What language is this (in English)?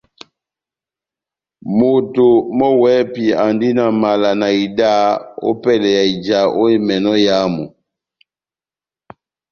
Batanga